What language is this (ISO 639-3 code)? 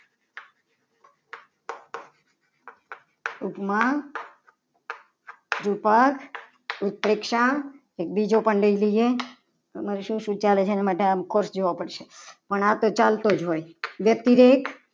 guj